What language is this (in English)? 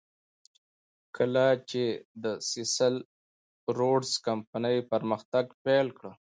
Pashto